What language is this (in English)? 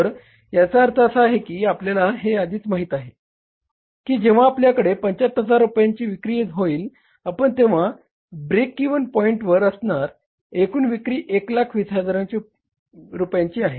Marathi